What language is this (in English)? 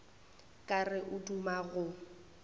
Northern Sotho